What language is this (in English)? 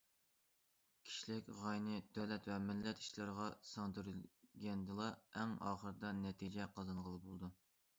Uyghur